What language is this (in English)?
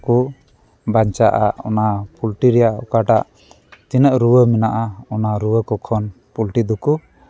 Santali